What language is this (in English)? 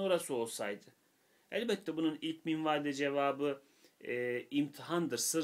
Turkish